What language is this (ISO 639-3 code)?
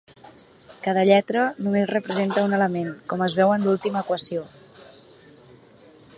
cat